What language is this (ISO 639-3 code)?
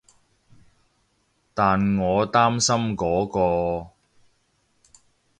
yue